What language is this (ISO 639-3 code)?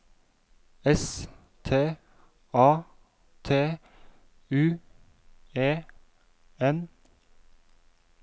nor